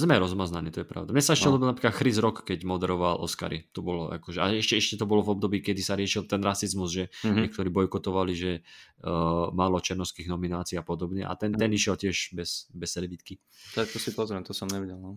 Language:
Slovak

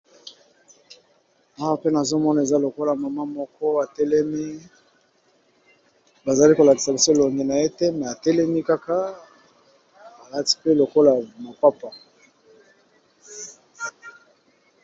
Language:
Lingala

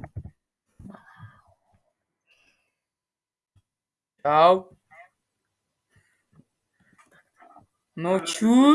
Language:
Czech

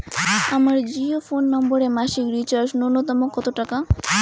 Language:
Bangla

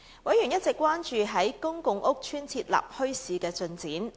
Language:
Cantonese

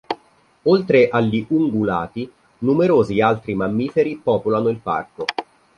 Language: Italian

